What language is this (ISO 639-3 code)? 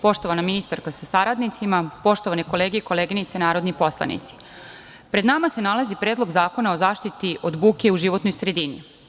srp